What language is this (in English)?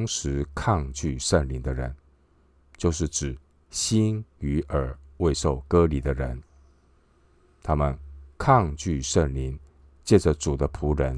Chinese